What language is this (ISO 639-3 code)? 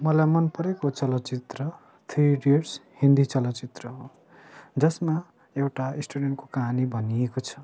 nep